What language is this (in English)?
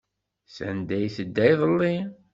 Kabyle